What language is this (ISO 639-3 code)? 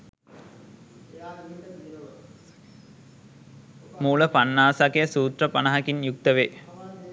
sin